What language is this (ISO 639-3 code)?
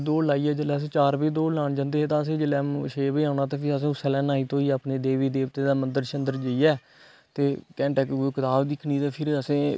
doi